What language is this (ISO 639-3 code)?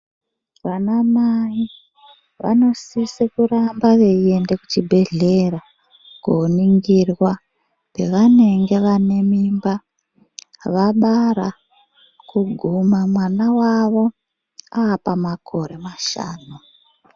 ndc